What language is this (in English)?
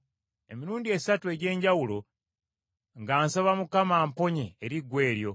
Ganda